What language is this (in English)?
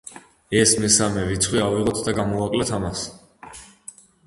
Georgian